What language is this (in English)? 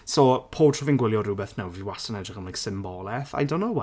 Welsh